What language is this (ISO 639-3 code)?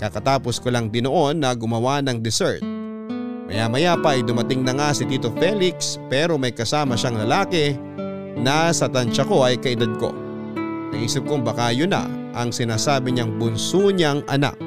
fil